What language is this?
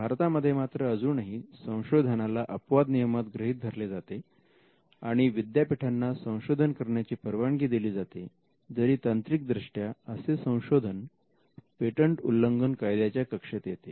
Marathi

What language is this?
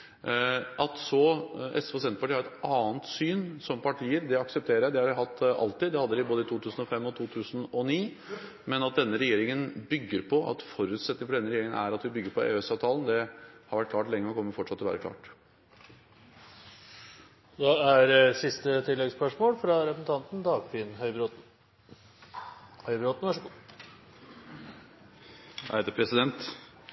Norwegian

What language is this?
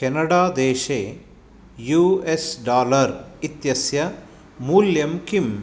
Sanskrit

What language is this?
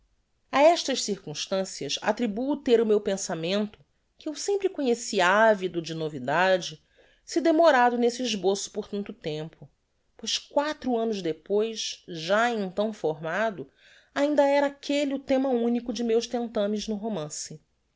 Portuguese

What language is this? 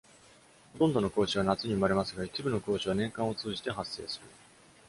Japanese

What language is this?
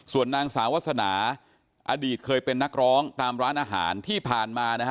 Thai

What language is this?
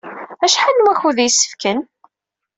Kabyle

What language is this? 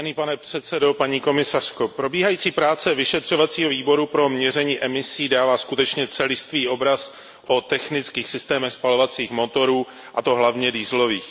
Czech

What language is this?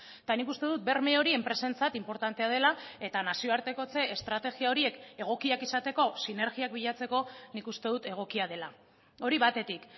Basque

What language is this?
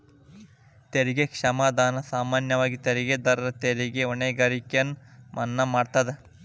Kannada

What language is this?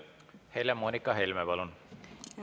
Estonian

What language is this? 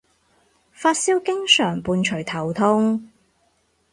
Cantonese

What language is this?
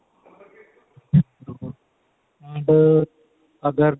Punjabi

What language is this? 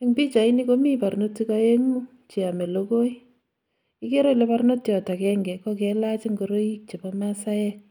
Kalenjin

